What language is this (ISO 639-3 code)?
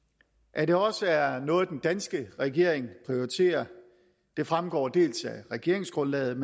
dan